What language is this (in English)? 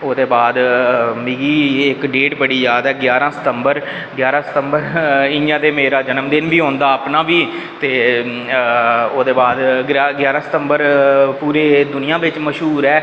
Dogri